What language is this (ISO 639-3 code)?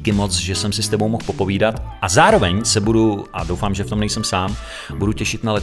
ces